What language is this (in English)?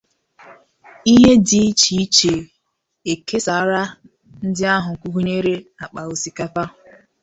Igbo